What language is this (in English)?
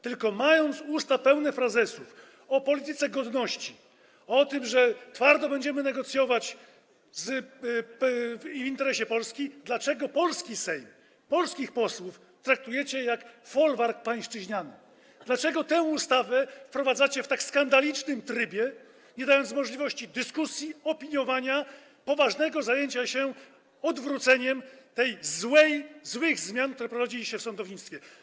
Polish